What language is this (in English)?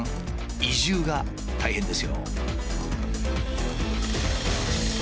Japanese